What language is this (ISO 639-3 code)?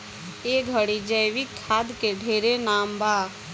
bho